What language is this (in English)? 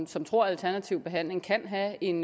Danish